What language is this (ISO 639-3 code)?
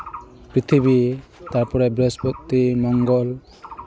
sat